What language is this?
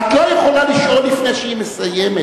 Hebrew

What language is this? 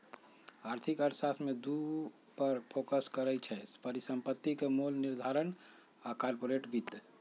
Magahi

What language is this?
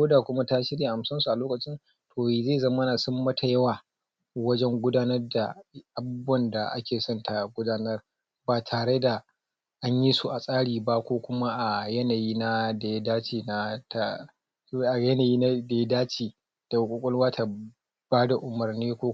Hausa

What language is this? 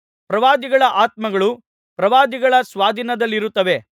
Kannada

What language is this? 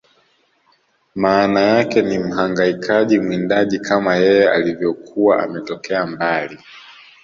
Swahili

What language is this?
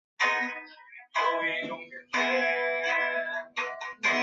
Chinese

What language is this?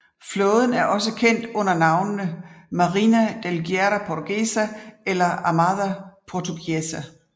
Danish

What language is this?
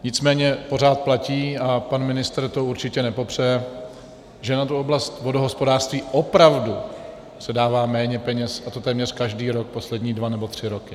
Czech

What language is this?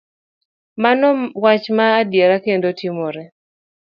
Luo (Kenya and Tanzania)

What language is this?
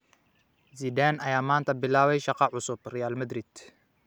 Somali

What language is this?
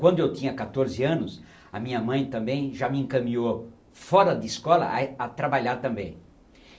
Portuguese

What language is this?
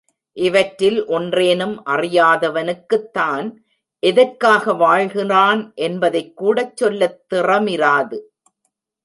Tamil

